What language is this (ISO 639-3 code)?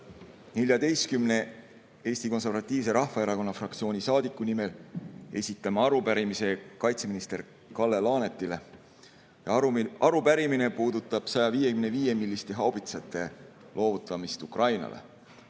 est